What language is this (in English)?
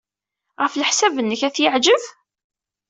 Kabyle